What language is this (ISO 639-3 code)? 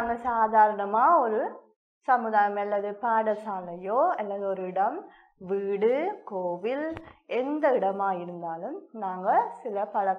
tam